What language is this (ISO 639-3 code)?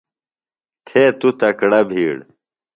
phl